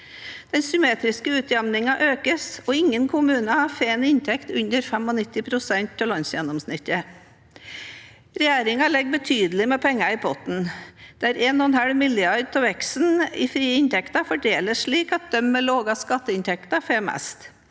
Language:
Norwegian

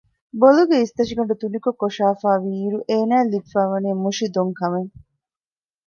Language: Divehi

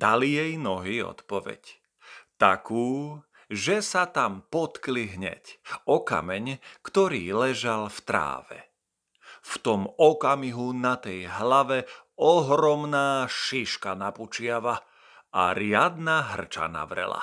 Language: Slovak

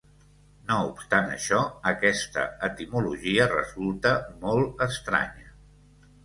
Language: Catalan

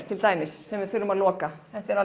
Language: Icelandic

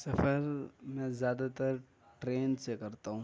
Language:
Urdu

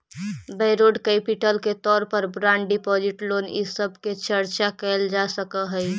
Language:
Magahi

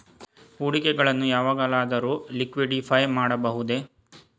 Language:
Kannada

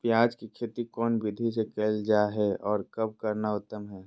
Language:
Magahi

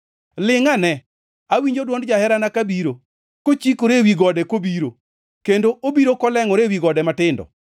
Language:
Luo (Kenya and Tanzania)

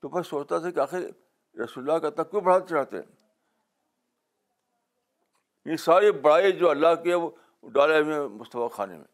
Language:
Urdu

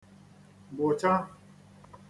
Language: Igbo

